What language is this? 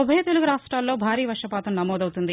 Telugu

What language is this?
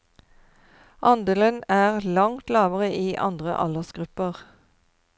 Norwegian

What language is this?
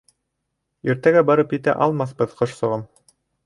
Bashkir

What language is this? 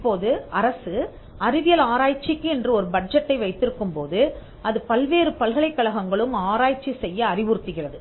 Tamil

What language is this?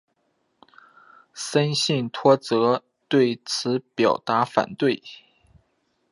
Chinese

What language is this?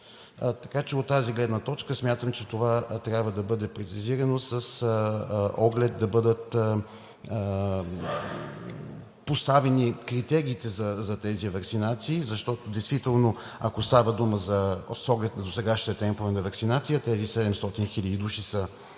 Bulgarian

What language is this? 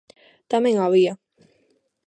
Galician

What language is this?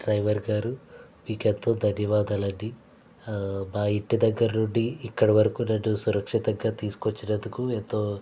Telugu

